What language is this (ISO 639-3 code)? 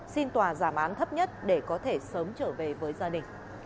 vie